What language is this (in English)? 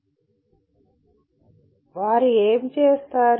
Telugu